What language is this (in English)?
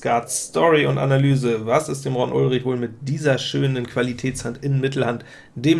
German